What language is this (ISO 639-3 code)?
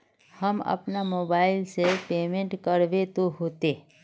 mag